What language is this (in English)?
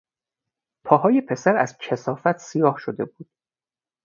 Persian